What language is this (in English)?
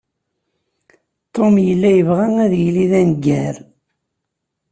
Kabyle